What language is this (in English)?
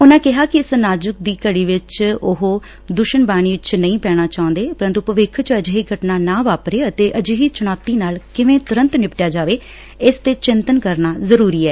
Punjabi